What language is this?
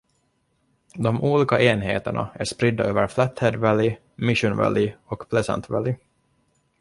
Swedish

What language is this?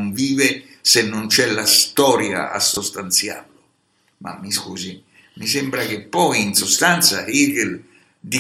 Italian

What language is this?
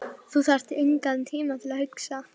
Icelandic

